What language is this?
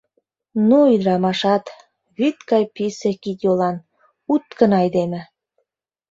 Mari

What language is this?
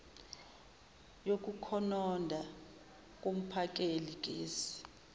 Zulu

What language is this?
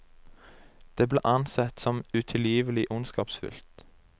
Norwegian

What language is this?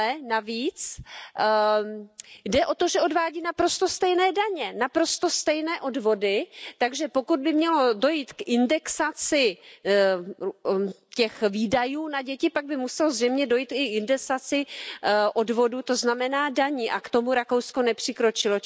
Czech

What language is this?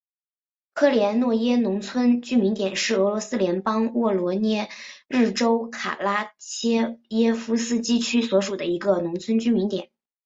Chinese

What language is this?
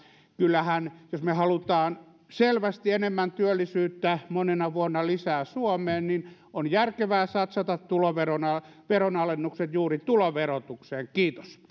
Finnish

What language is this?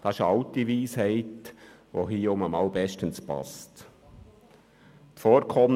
Swiss German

